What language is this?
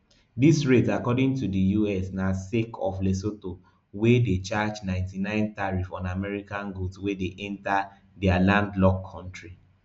Nigerian Pidgin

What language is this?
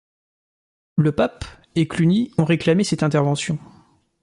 French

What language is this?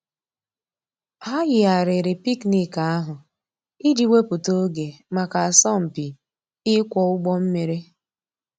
Igbo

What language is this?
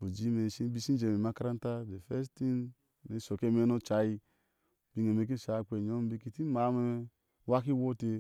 Ashe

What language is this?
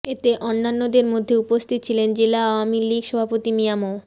Bangla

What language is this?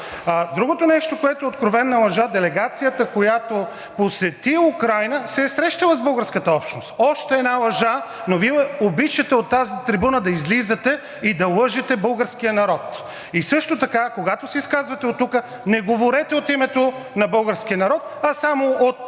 Bulgarian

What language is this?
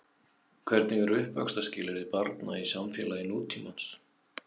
Icelandic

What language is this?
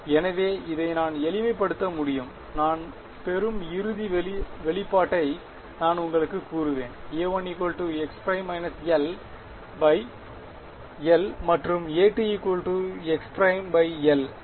Tamil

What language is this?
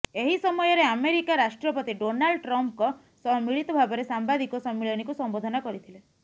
Odia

